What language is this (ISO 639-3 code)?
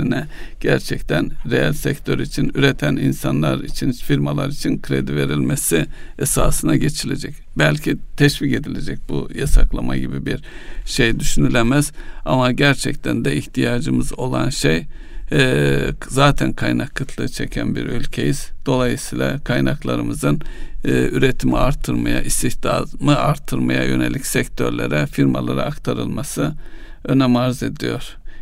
tur